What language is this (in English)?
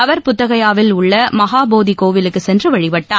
Tamil